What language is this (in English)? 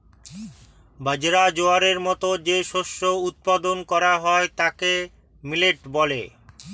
Bangla